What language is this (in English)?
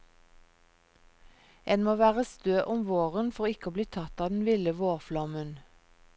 Norwegian